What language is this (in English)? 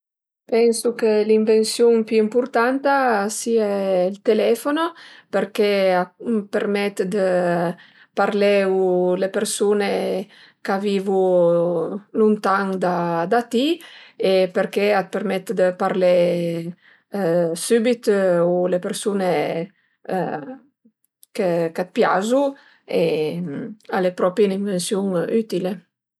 Piedmontese